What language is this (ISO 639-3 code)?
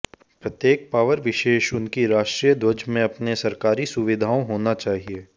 hin